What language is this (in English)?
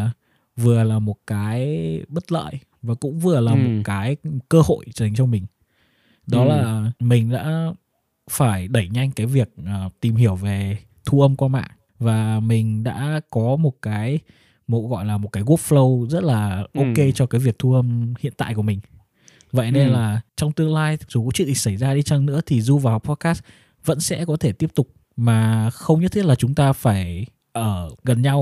Vietnamese